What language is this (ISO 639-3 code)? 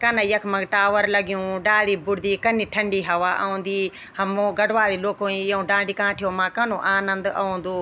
gbm